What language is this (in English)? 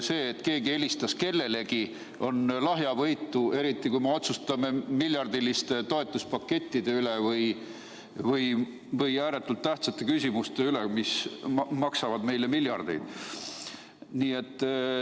Estonian